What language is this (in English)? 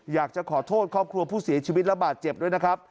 Thai